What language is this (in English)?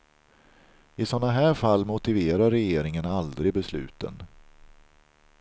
Swedish